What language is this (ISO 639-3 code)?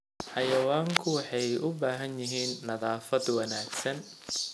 som